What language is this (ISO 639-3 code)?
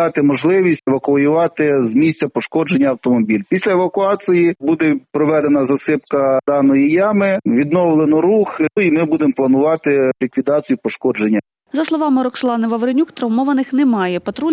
ukr